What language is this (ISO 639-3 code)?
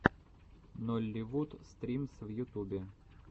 rus